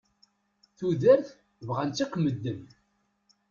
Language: Kabyle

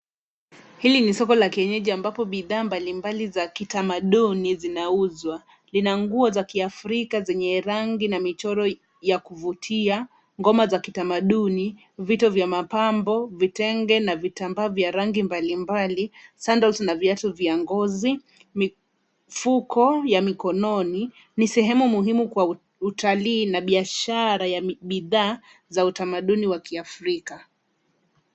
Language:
Swahili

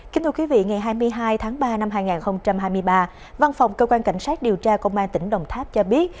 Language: Vietnamese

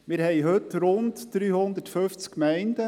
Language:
Swiss German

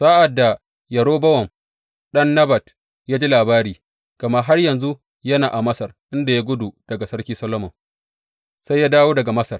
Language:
Hausa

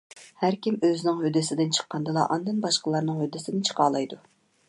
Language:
Uyghur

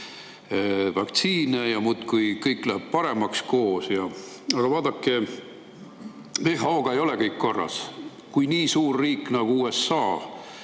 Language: Estonian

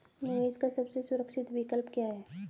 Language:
Hindi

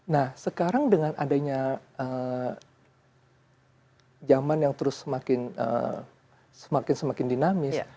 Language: Indonesian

